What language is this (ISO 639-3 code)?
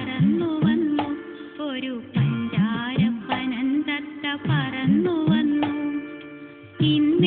tha